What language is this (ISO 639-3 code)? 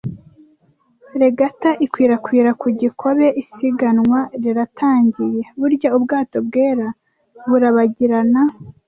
kin